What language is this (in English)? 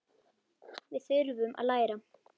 Icelandic